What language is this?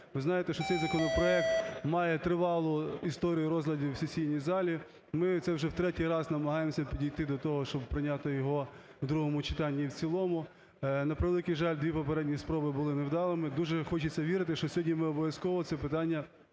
Ukrainian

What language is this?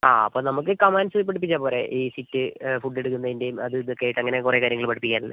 Malayalam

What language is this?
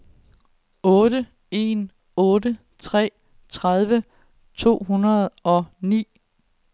Danish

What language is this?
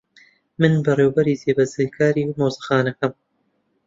Central Kurdish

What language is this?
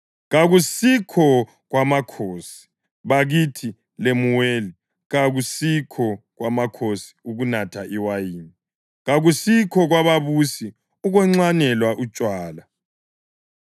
North Ndebele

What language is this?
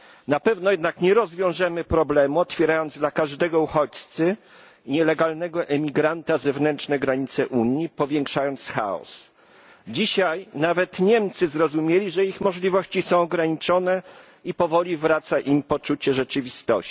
Polish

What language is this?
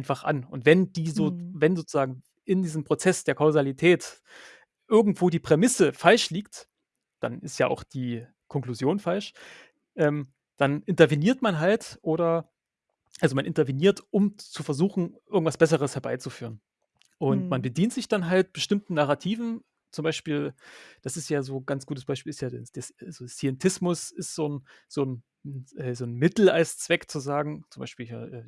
German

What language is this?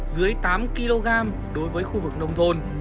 Vietnamese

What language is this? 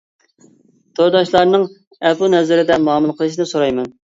Uyghur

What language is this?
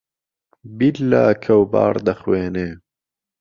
Central Kurdish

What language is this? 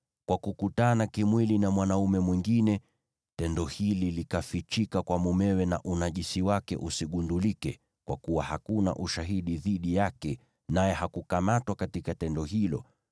Swahili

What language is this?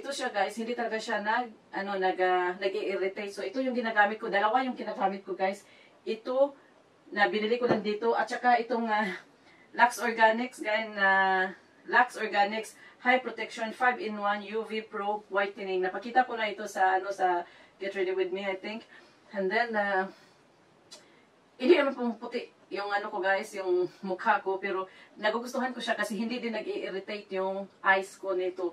Filipino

